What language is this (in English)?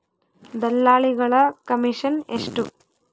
Kannada